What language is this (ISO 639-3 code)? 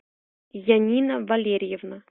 rus